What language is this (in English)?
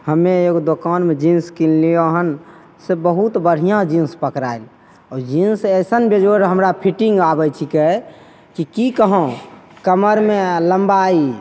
Maithili